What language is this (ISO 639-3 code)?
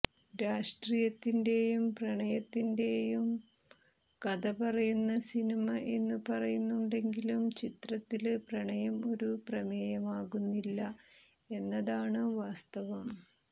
mal